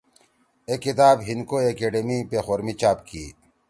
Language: Torwali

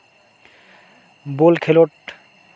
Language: Santali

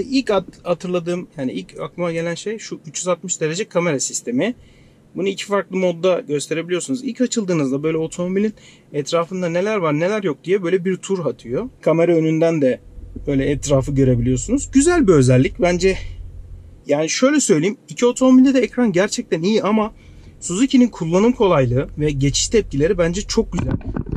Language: Turkish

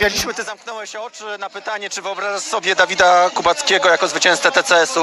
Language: Polish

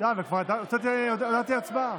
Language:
Hebrew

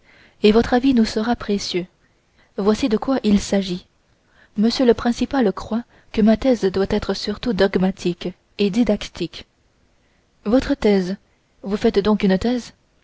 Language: French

